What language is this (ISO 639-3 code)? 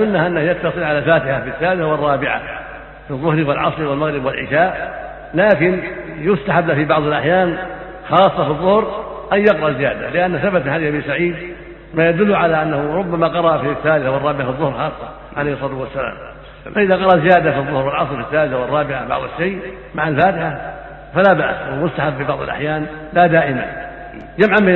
ara